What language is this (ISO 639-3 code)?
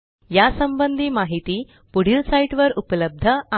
mar